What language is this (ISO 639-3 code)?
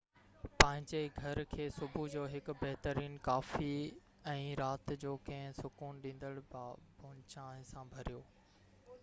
snd